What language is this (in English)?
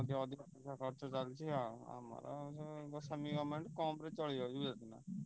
Odia